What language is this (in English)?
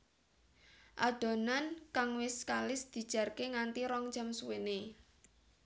Javanese